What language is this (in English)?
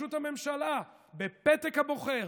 Hebrew